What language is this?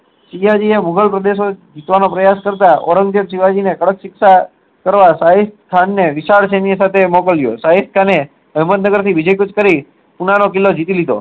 Gujarati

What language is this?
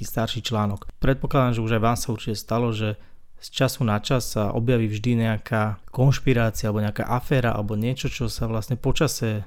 Slovak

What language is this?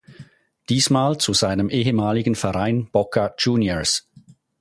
German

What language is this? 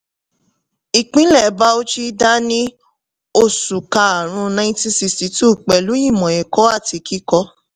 Yoruba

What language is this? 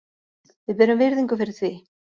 Icelandic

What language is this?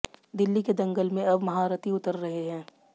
Hindi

